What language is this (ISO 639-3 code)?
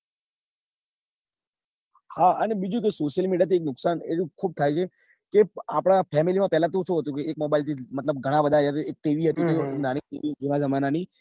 guj